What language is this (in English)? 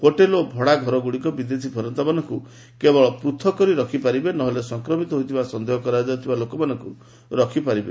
Odia